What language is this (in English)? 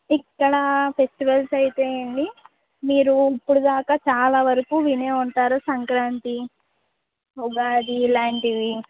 Telugu